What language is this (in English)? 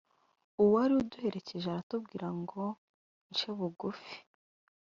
Kinyarwanda